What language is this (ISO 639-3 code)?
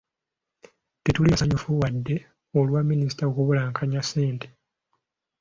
lug